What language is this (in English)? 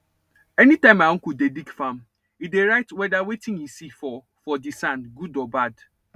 Nigerian Pidgin